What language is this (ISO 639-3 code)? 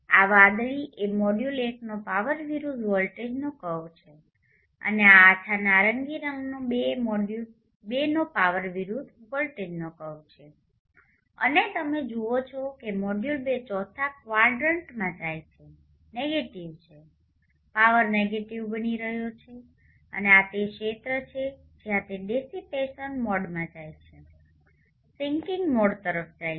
guj